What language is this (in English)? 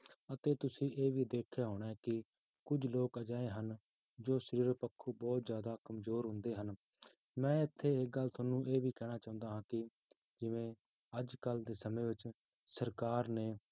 Punjabi